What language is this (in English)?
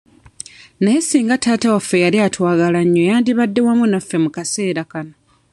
Ganda